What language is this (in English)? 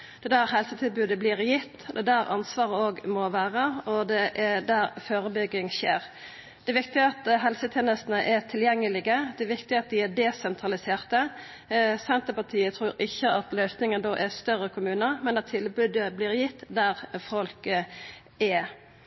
Norwegian Nynorsk